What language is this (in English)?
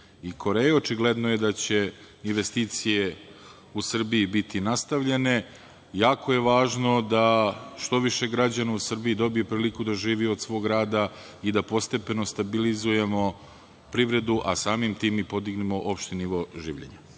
Serbian